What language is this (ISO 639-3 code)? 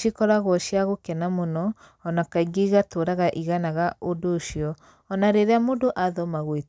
kik